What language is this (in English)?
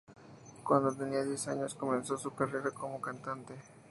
Spanish